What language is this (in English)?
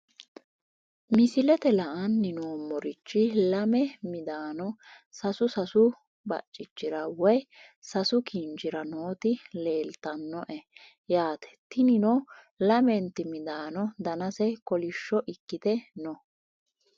Sidamo